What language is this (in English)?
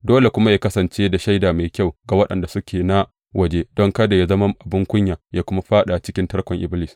Hausa